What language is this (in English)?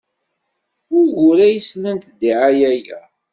Kabyle